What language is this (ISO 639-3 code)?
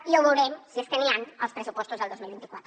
cat